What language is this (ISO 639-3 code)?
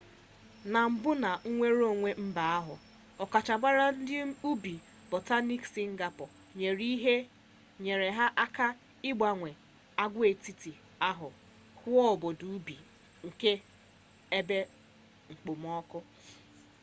ibo